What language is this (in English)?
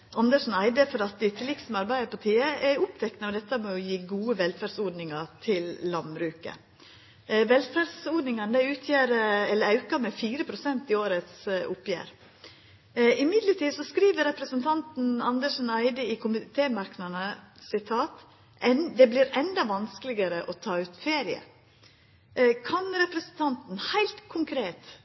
Norwegian Nynorsk